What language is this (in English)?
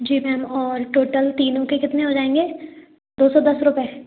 Hindi